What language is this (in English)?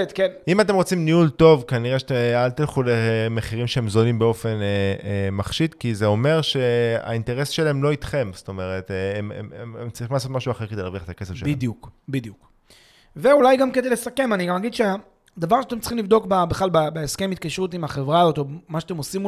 Hebrew